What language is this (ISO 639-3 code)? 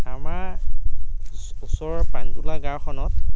asm